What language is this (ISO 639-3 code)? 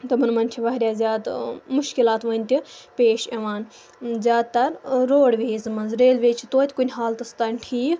kas